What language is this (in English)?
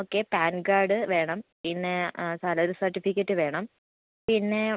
Malayalam